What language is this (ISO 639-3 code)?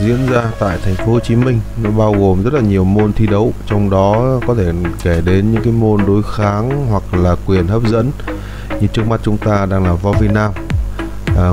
vie